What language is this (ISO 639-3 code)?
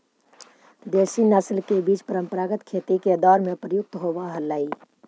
mag